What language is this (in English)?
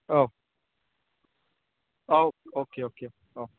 Bodo